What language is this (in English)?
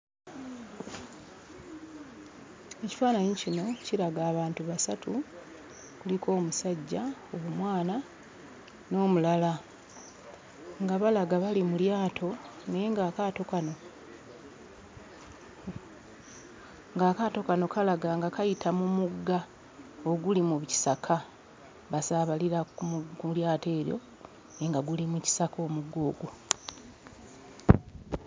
Ganda